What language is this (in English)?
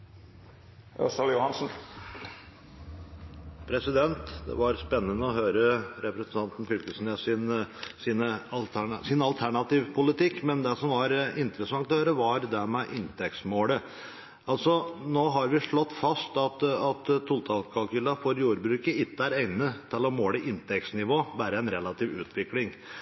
Norwegian